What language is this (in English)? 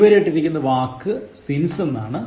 Malayalam